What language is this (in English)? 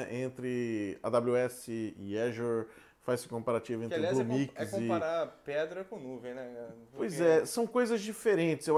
Portuguese